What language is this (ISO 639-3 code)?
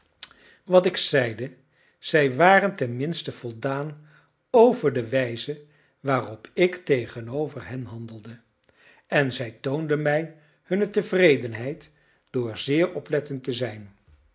nld